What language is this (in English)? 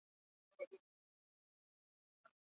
Basque